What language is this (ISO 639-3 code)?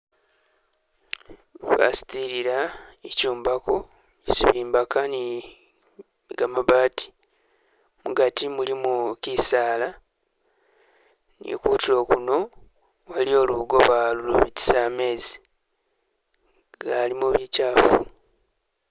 myx